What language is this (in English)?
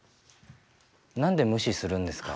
Japanese